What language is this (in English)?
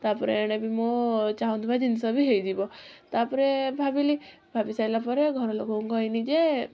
Odia